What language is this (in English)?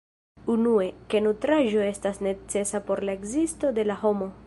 Esperanto